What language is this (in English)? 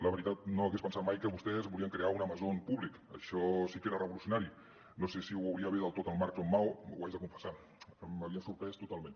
Catalan